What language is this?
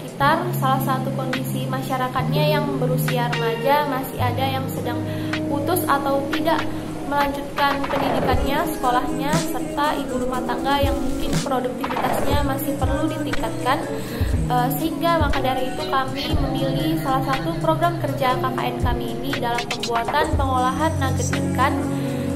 Indonesian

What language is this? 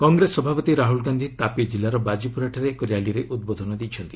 Odia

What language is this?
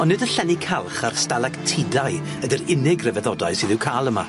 Welsh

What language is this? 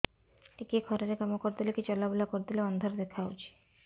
Odia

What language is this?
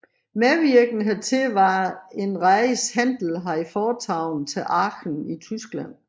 Danish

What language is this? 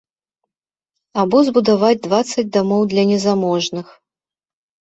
Belarusian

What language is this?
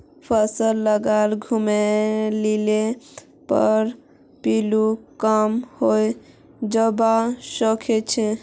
Magahi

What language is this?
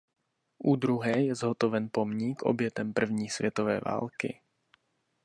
Czech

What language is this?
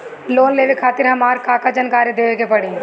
Bhojpuri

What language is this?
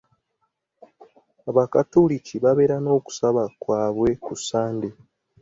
Ganda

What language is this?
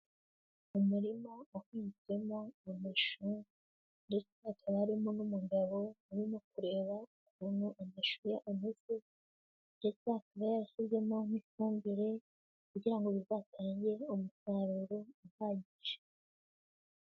Kinyarwanda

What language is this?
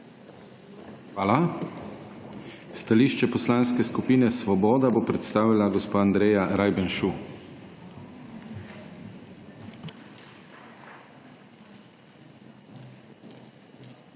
Slovenian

